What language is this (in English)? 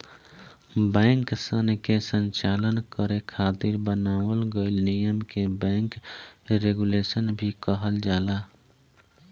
Bhojpuri